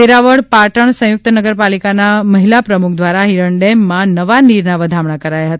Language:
Gujarati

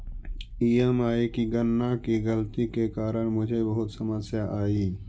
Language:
Magahi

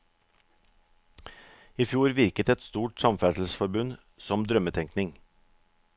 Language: Norwegian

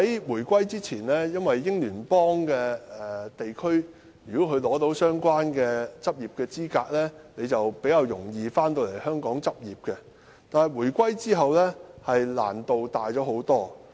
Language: Cantonese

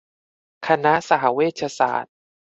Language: Thai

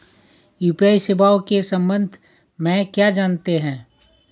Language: Hindi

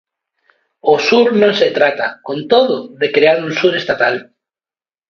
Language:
Galician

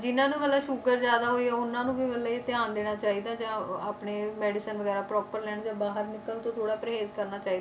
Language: Punjabi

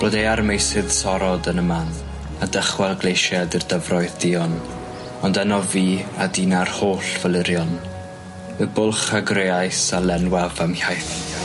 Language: Welsh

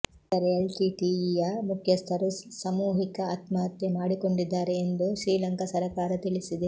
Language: Kannada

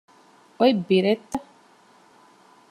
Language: Divehi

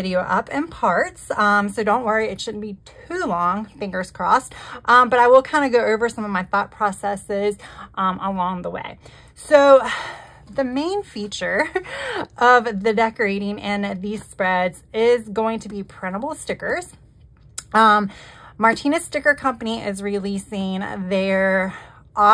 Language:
English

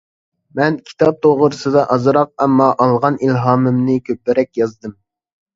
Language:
Uyghur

